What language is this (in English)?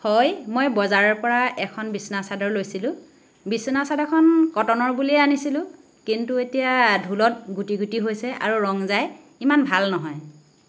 Assamese